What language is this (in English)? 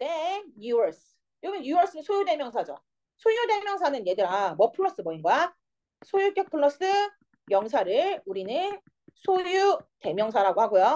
Korean